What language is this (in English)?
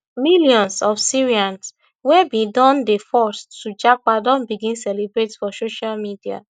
Nigerian Pidgin